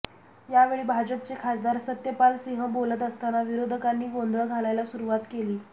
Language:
Marathi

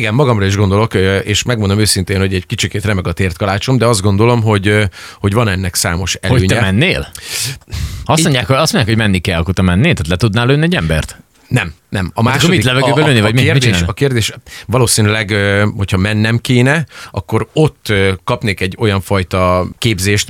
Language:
Hungarian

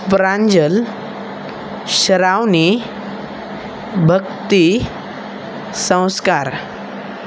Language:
Marathi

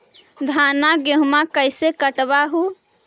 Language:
Magahi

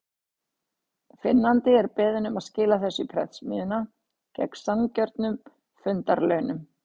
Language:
Icelandic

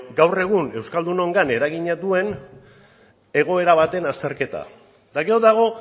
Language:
Basque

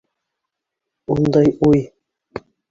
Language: Bashkir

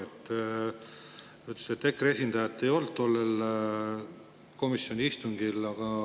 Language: Estonian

